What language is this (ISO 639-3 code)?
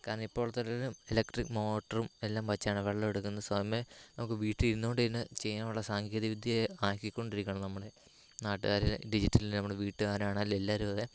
mal